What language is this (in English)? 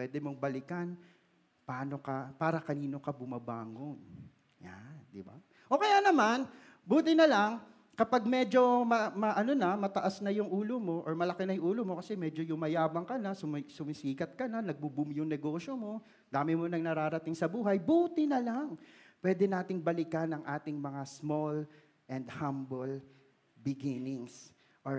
Filipino